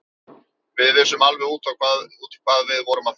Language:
Icelandic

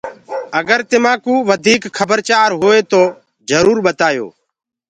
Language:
Gurgula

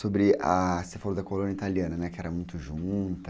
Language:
Portuguese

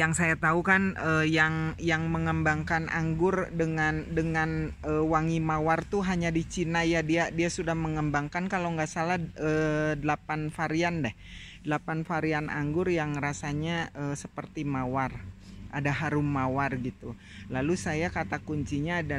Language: Indonesian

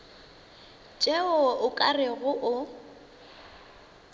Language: Northern Sotho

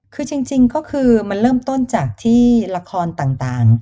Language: Thai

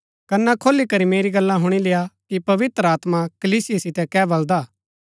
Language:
Gaddi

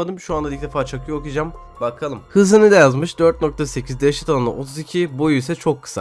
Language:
Turkish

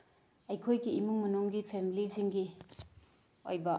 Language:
Manipuri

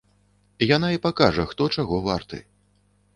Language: Belarusian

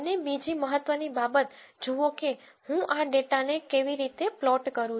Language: Gujarati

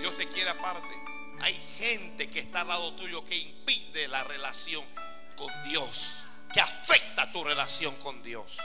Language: Spanish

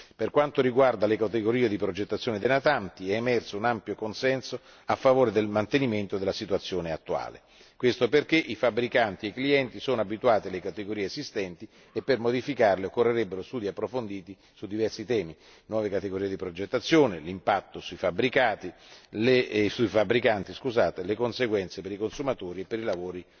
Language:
Italian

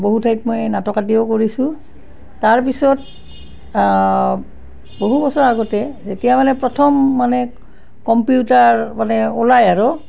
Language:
Assamese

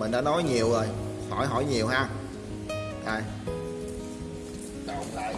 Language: Vietnamese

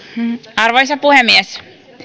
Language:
Finnish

